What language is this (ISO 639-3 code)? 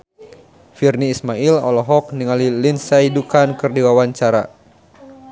sun